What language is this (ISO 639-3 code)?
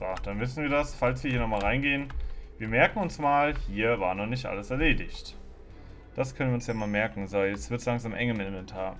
deu